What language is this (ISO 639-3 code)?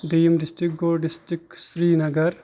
kas